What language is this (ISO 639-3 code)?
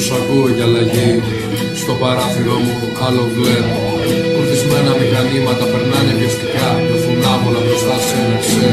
ell